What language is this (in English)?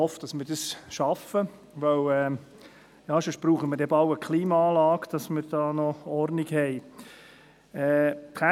Swiss German